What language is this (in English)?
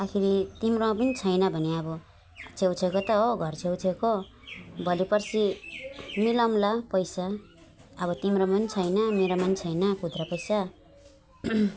Nepali